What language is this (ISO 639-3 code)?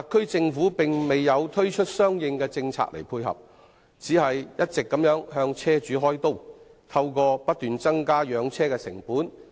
yue